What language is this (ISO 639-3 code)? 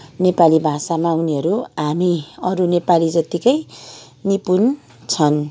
nep